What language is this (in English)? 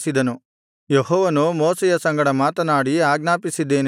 Kannada